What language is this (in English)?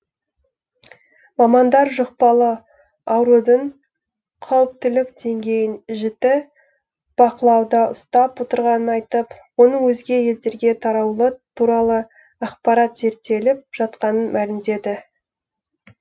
Kazakh